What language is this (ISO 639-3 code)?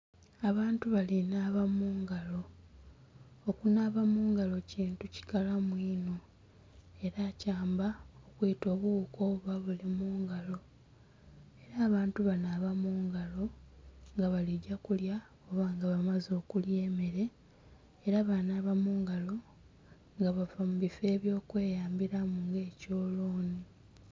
xog